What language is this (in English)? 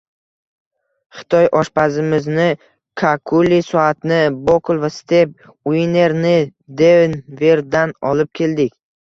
Uzbek